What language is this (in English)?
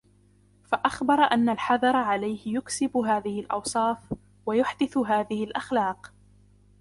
Arabic